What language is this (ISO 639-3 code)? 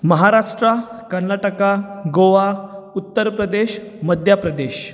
kok